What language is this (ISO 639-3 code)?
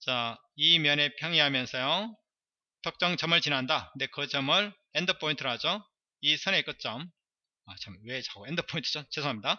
kor